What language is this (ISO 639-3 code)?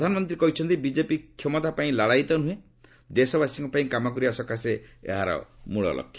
ori